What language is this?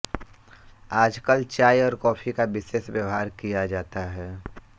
Hindi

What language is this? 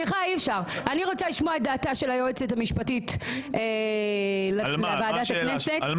Hebrew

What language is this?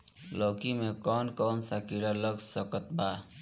Bhojpuri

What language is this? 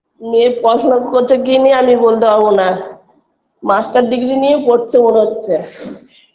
Bangla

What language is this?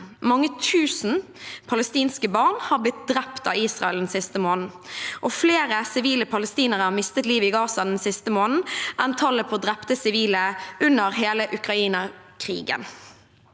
Norwegian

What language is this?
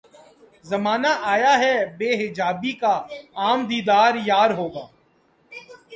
Urdu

